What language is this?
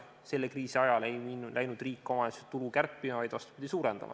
Estonian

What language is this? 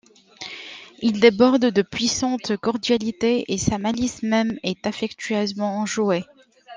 French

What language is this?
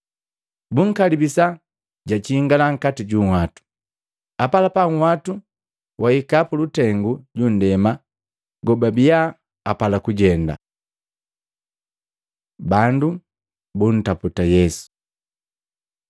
Matengo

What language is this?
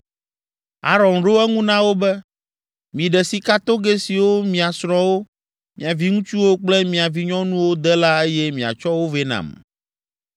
Ewe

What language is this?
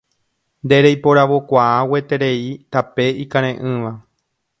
Guarani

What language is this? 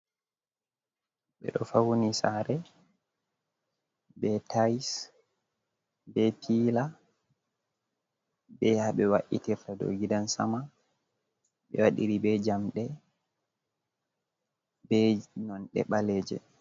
Fula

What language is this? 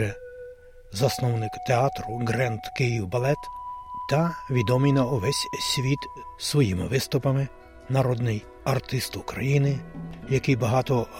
Ukrainian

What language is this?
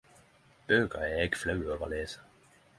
Norwegian Nynorsk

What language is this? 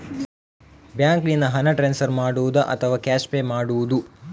Kannada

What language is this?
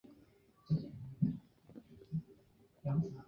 Chinese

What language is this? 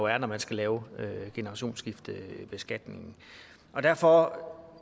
Danish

